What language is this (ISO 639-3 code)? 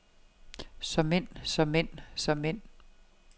dan